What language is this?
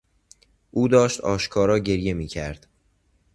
Persian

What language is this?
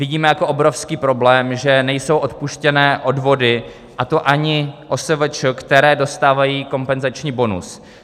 Czech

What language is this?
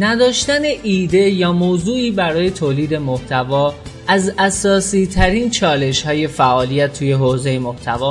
Persian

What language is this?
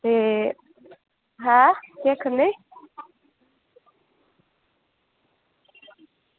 Dogri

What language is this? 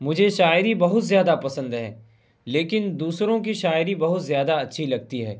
Urdu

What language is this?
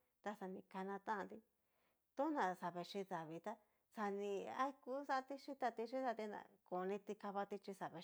Cacaloxtepec Mixtec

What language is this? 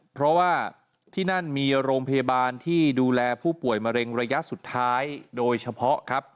Thai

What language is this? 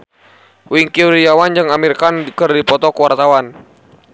Sundanese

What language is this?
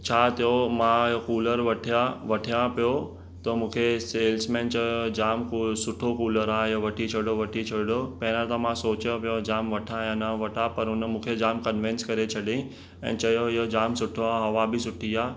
Sindhi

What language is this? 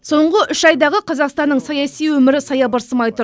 Kazakh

